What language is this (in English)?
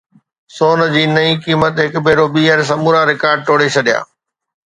Sindhi